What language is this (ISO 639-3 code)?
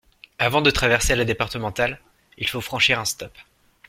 fra